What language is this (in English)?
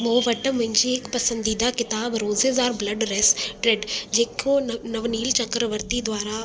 Sindhi